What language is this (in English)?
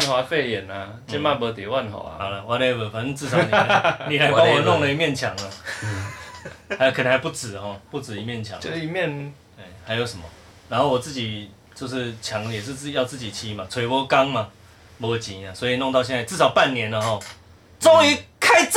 Chinese